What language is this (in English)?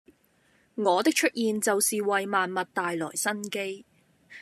Cantonese